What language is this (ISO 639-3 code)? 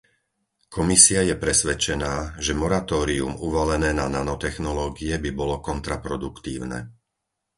slk